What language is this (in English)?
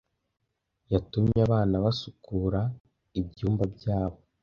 Kinyarwanda